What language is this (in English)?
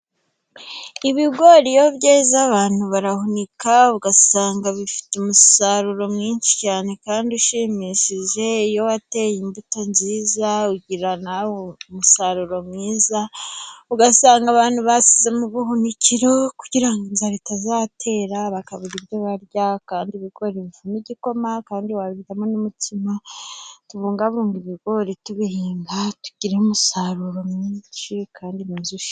Kinyarwanda